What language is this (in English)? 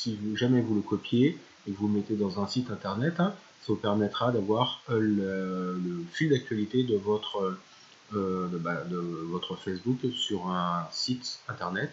French